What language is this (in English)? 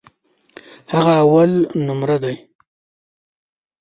Pashto